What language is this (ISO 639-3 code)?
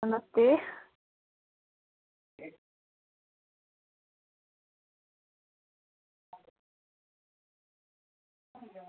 doi